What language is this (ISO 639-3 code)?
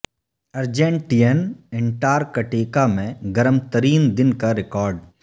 urd